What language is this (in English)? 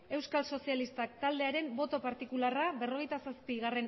Basque